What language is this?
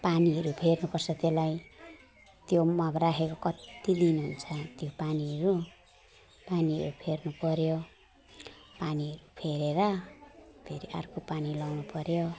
Nepali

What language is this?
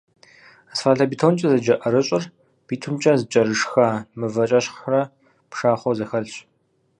Kabardian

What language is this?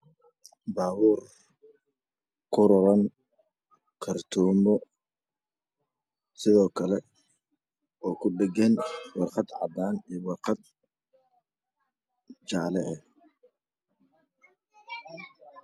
Somali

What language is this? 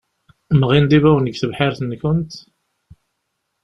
Kabyle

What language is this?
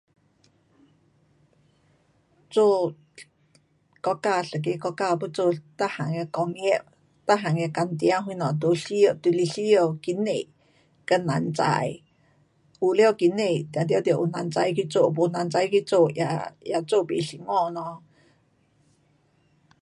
Pu-Xian Chinese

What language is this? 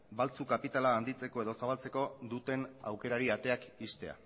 Basque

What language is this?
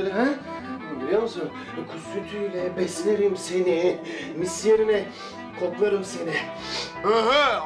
Turkish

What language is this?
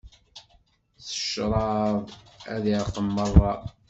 Kabyle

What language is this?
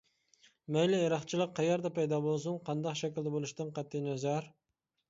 Uyghur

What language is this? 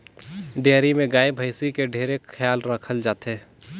Chhattisgarhi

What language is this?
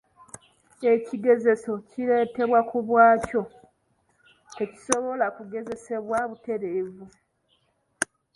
Ganda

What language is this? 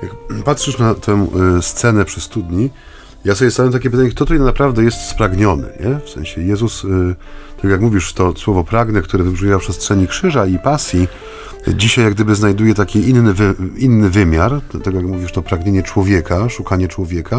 Polish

